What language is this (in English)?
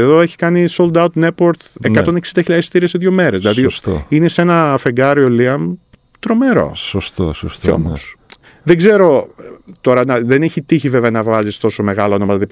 Greek